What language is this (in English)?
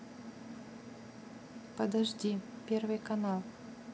Russian